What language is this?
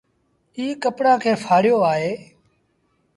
Sindhi Bhil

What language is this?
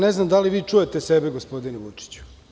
Serbian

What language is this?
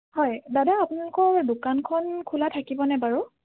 Assamese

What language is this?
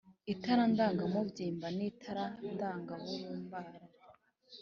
Kinyarwanda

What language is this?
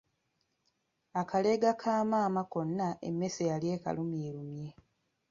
Ganda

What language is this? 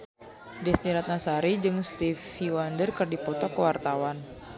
Sundanese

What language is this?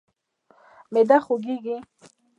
Pashto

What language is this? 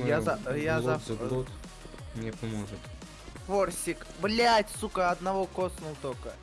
Russian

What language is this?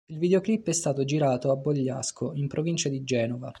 Italian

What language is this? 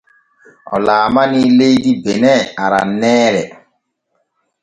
Borgu Fulfulde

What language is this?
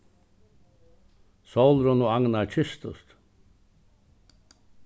Faroese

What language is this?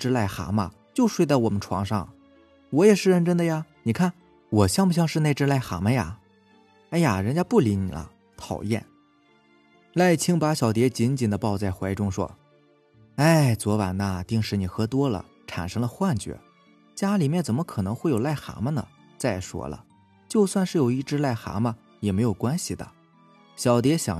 Chinese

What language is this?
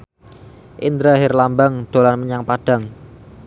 Javanese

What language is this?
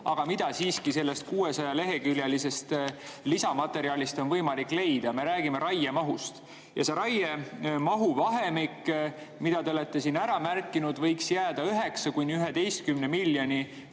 Estonian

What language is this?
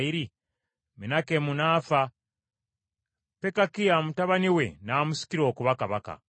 Ganda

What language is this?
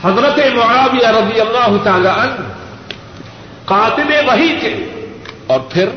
Urdu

